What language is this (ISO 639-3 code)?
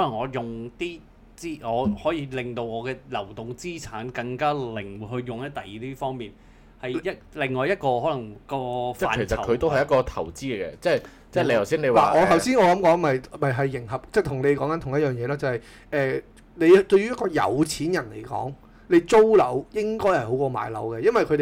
zho